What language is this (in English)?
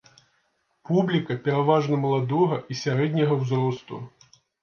Belarusian